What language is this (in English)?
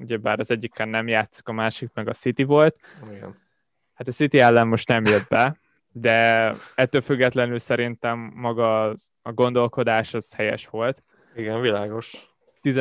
Hungarian